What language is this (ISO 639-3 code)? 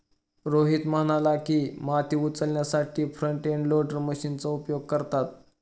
mar